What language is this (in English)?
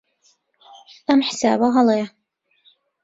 Central Kurdish